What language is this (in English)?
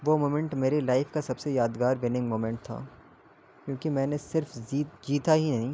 Urdu